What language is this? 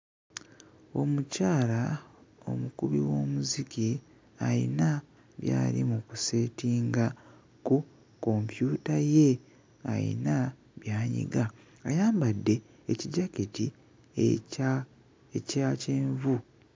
Ganda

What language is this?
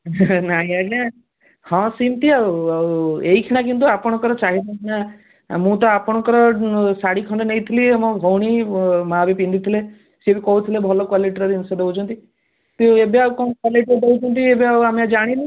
Odia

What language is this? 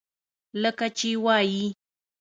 Pashto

